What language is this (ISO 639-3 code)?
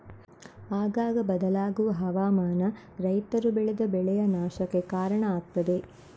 kan